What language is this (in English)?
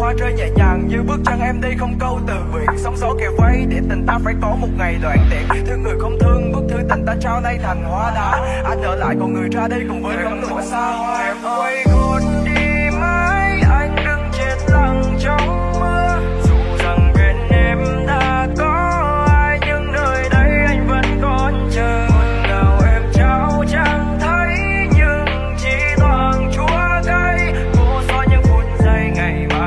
Vietnamese